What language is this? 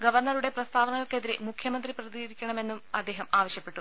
Malayalam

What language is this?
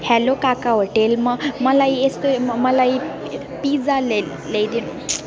Nepali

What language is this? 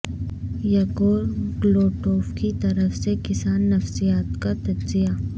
Urdu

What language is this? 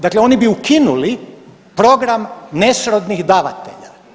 Croatian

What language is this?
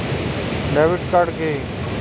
Bangla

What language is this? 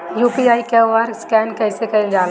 Bhojpuri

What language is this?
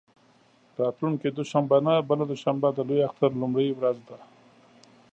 Pashto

